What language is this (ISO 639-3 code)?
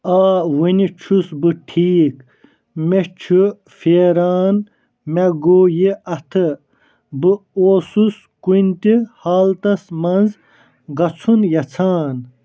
kas